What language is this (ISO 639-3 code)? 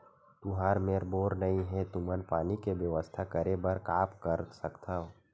hne